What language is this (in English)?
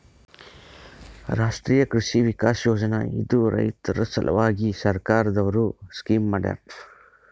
Kannada